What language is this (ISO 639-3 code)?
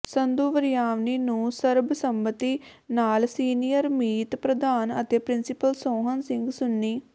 pan